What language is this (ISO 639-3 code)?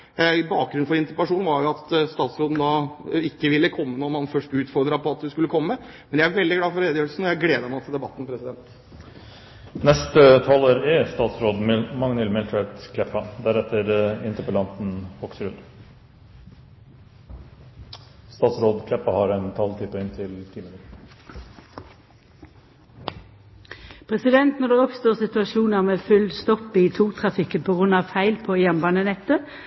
nor